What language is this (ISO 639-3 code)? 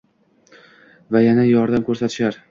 uzb